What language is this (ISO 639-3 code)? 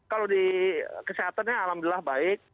ind